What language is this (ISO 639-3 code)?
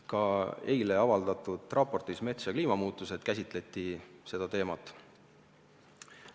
est